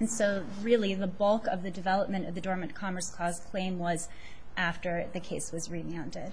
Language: English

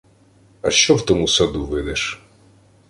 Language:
Ukrainian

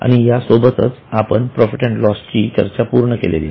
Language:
Marathi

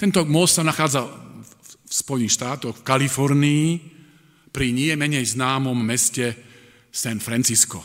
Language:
Slovak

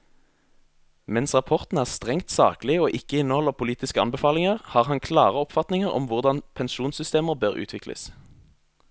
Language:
Norwegian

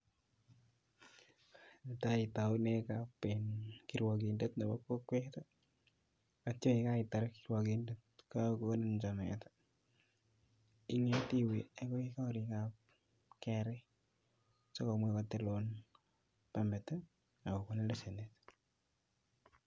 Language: Kalenjin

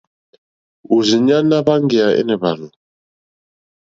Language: Mokpwe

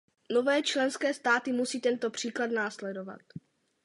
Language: Czech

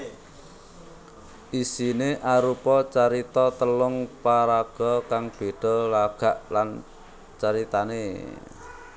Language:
Javanese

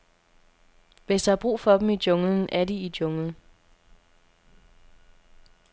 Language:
Danish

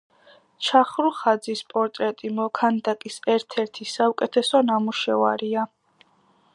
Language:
Georgian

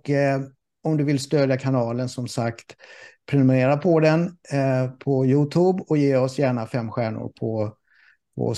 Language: Swedish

